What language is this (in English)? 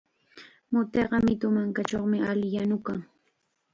Chiquián Ancash Quechua